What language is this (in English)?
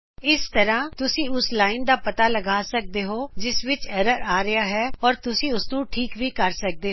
Punjabi